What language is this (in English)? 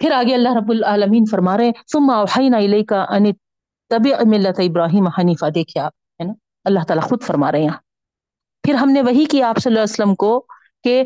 Urdu